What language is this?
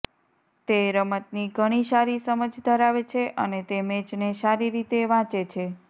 Gujarati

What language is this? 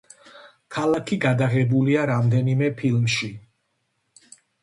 Georgian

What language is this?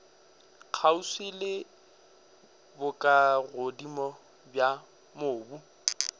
Northern Sotho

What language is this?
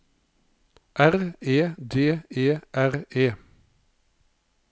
Norwegian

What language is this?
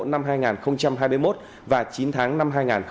Vietnamese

